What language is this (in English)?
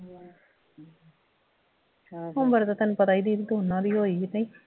Punjabi